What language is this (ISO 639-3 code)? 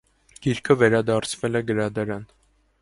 hye